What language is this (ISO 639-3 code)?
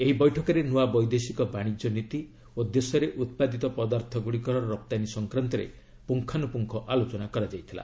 ori